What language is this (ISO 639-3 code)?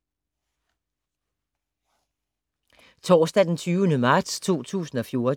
dan